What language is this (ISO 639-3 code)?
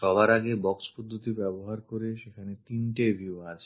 ben